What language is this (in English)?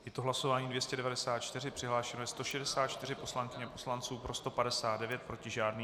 Czech